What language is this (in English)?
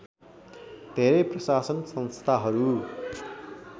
Nepali